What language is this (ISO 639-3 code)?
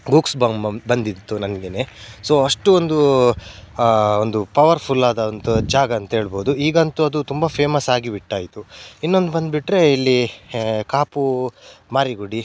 kan